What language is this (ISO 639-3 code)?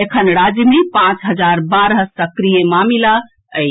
mai